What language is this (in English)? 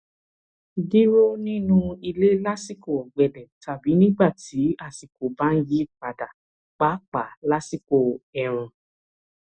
Yoruba